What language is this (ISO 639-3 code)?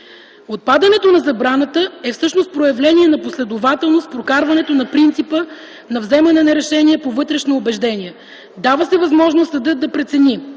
bul